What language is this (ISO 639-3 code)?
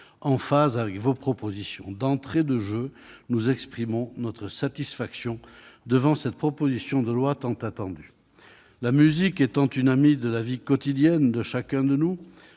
fra